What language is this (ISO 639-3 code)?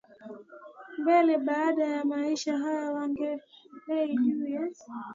swa